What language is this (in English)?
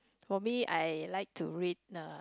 English